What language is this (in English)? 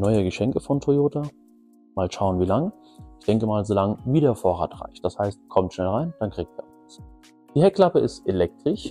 German